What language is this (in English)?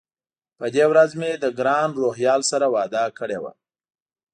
Pashto